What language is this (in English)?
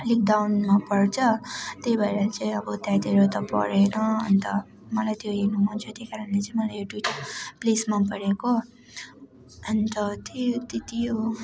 Nepali